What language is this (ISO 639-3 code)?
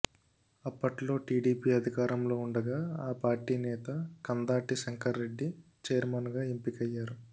tel